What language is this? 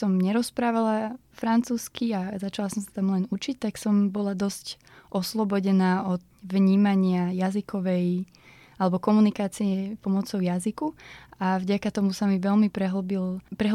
Slovak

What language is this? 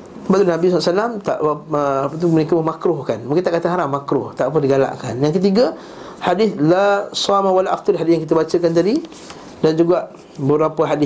Malay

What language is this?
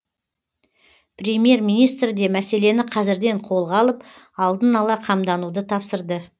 Kazakh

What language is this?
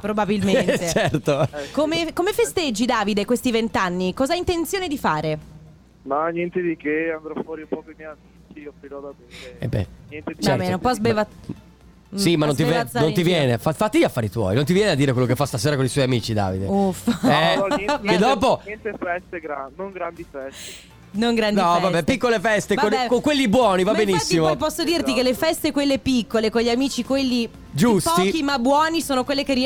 Italian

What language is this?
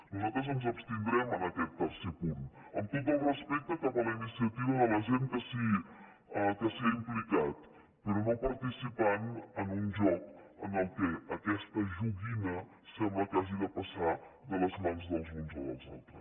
Catalan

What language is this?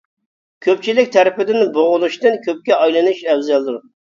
Uyghur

